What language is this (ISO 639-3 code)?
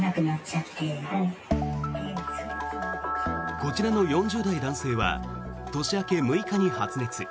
jpn